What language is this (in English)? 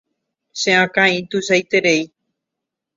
Guarani